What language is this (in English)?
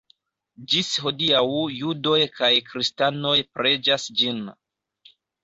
Esperanto